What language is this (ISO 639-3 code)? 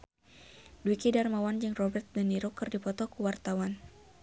sun